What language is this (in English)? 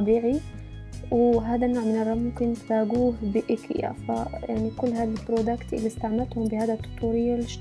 Arabic